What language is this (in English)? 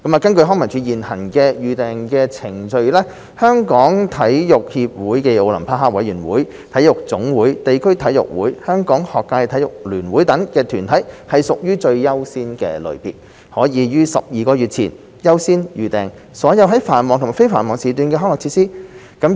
Cantonese